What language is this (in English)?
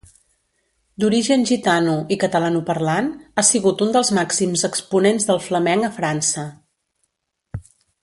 Catalan